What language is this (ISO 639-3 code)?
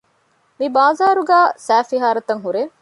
div